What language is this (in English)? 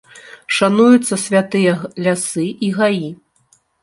Belarusian